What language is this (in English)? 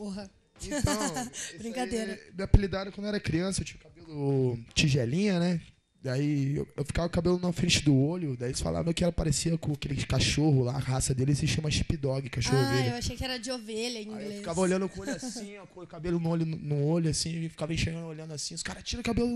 Portuguese